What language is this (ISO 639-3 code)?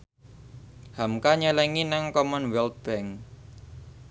jav